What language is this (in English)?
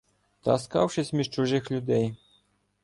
Ukrainian